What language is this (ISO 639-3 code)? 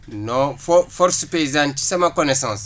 wol